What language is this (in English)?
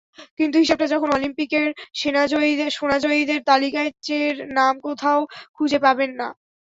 Bangla